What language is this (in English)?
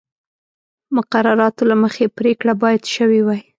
Pashto